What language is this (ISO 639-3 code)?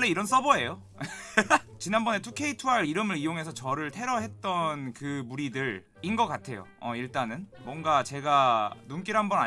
kor